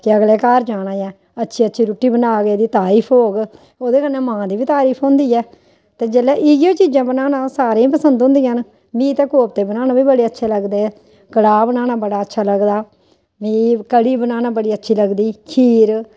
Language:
Dogri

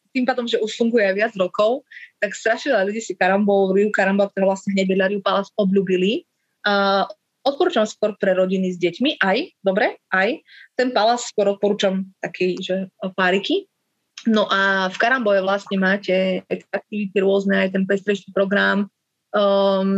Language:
Slovak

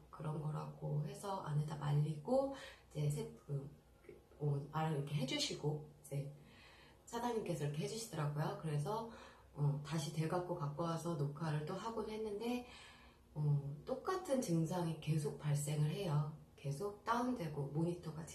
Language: Korean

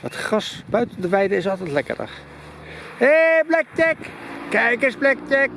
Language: Dutch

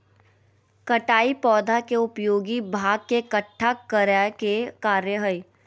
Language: Magahi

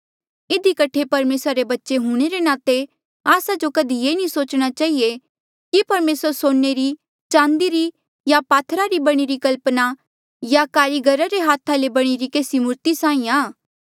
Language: Mandeali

